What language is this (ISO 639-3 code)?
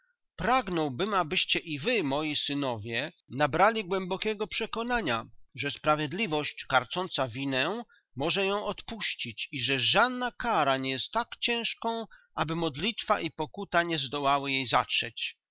pol